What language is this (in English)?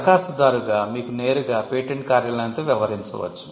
Telugu